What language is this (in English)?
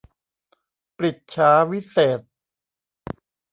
Thai